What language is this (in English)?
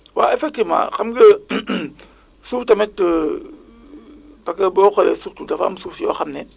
Wolof